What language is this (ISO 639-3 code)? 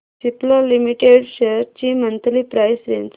mar